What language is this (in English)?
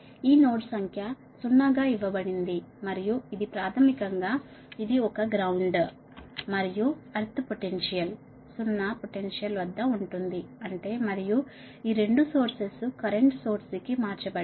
Telugu